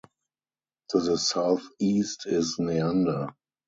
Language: English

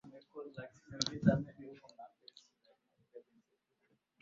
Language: Swahili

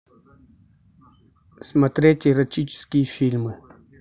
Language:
Russian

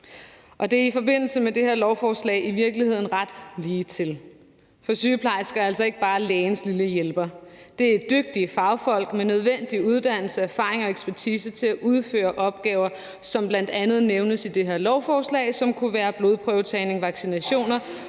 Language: Danish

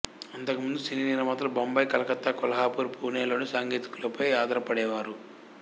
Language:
Telugu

